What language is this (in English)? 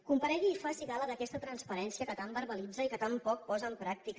Catalan